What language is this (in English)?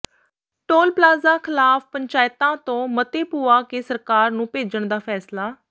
Punjabi